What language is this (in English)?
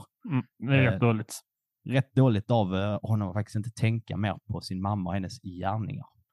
Swedish